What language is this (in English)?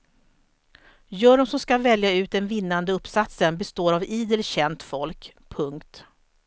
Swedish